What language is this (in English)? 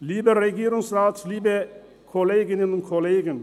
Swiss German